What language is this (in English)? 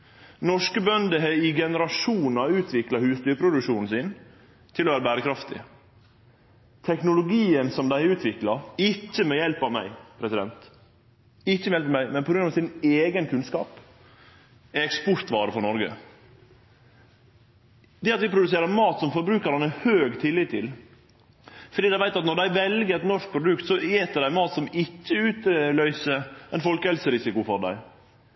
Norwegian Nynorsk